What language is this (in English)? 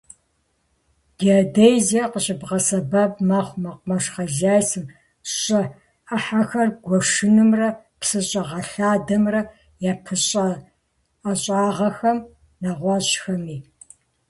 Kabardian